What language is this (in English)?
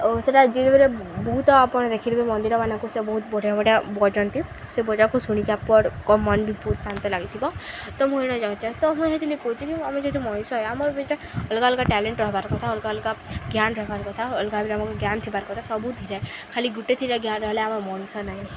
Odia